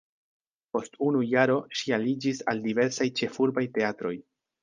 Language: Esperanto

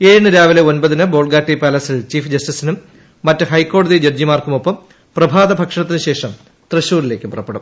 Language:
Malayalam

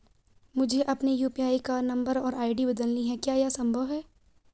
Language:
Hindi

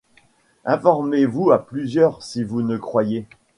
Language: French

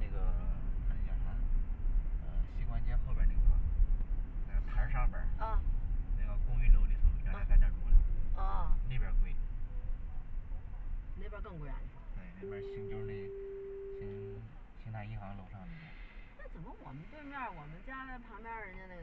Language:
Chinese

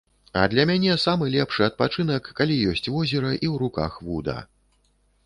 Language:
Belarusian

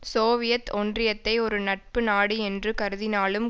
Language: Tamil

